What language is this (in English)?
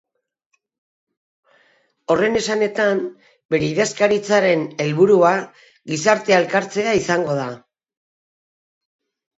Basque